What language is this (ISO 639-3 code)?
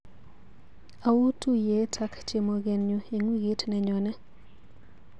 kln